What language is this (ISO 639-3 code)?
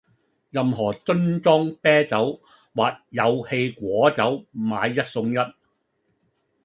yue